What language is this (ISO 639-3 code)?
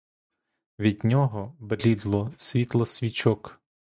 ukr